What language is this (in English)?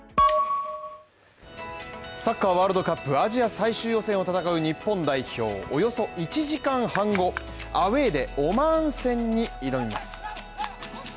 Japanese